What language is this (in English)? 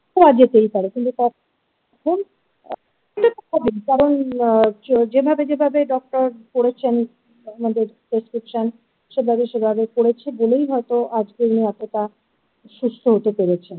Bangla